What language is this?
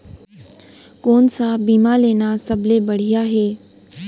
Chhattisgarhi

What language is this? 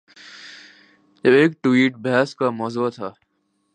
Urdu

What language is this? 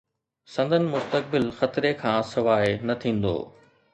Sindhi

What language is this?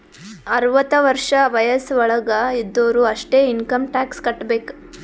Kannada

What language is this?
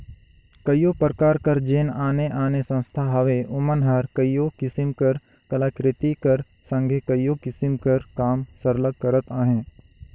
Chhattisgarhi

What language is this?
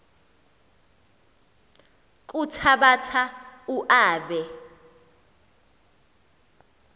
Xhosa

